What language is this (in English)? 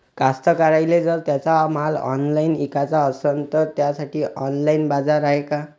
Marathi